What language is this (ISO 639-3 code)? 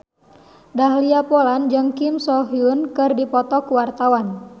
sun